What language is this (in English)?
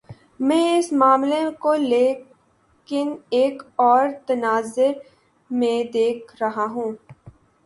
Urdu